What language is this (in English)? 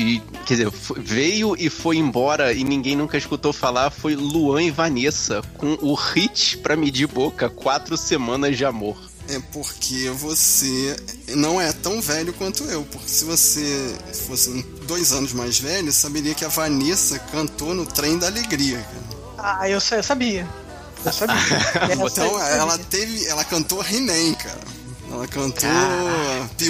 Portuguese